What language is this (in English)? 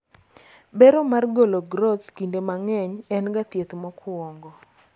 Luo (Kenya and Tanzania)